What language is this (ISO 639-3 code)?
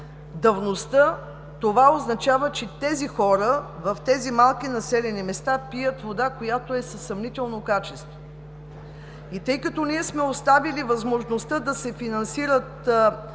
bul